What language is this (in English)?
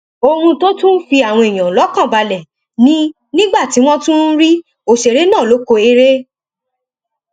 Yoruba